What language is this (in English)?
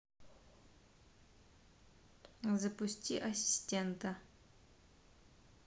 Russian